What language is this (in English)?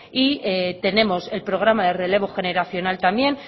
Spanish